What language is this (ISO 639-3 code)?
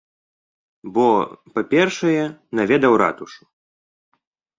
bel